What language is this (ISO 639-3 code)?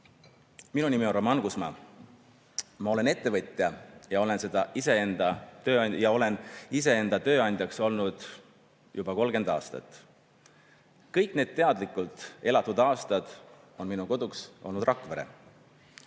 est